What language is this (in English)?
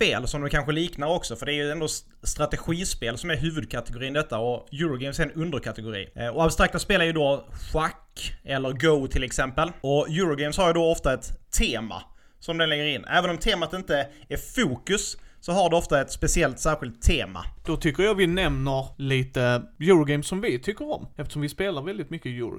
Swedish